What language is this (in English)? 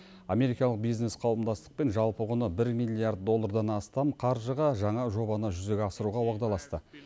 Kazakh